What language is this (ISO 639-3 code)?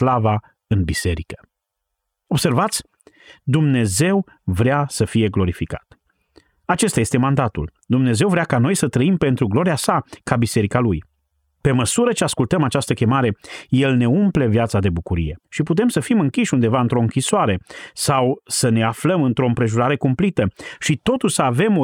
ron